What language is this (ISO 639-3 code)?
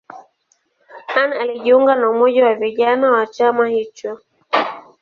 swa